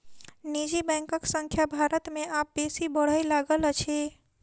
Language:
Maithili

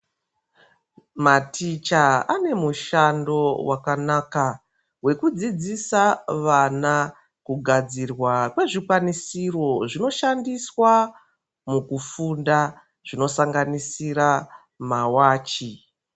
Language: Ndau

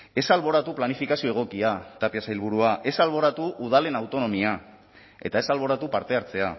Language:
Basque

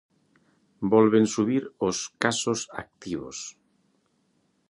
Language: Galician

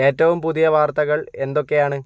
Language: Malayalam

